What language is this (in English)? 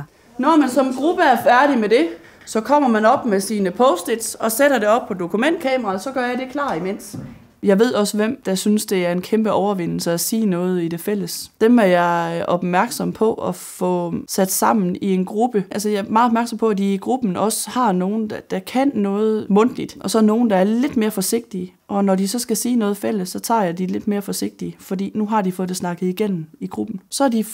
Danish